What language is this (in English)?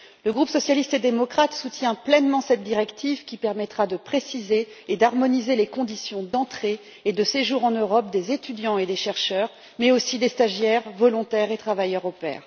French